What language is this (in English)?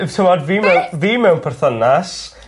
Welsh